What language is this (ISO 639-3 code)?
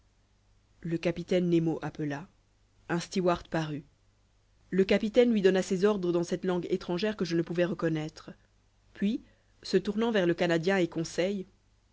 fra